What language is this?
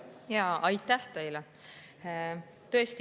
Estonian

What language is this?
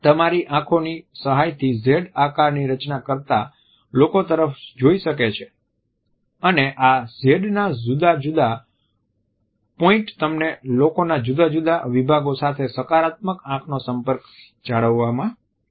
Gujarati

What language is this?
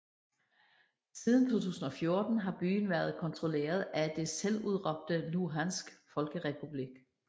Danish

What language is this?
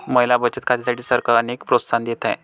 Marathi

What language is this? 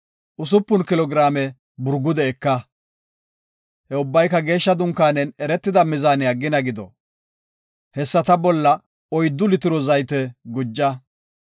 Gofa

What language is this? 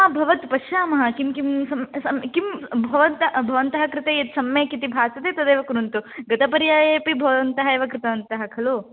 Sanskrit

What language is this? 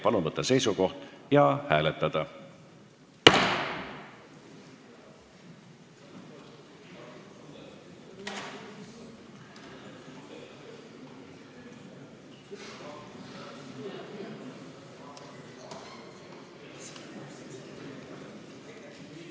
Estonian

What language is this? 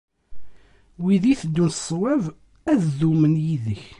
Kabyle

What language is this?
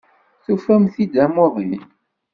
Kabyle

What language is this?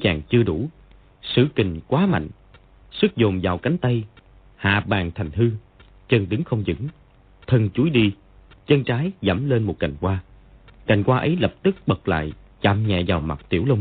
Vietnamese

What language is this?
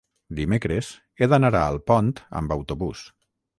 Catalan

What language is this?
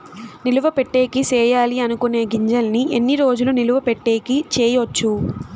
Telugu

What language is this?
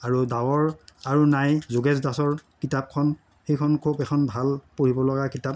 Assamese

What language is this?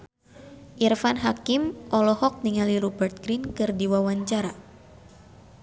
Sundanese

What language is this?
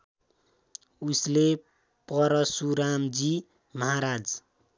Nepali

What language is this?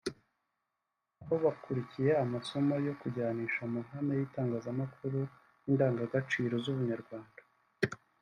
Kinyarwanda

